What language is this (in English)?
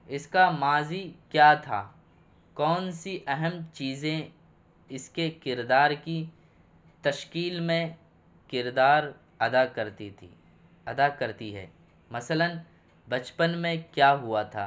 Urdu